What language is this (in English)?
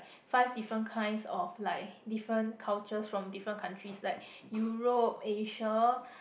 English